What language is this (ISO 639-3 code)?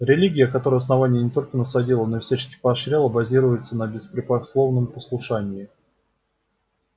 rus